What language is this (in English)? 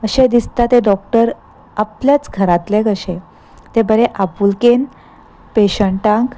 Konkani